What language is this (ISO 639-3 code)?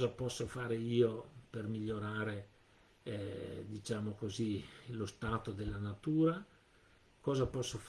ita